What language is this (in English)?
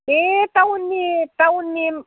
Bodo